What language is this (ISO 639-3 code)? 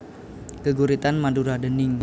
jav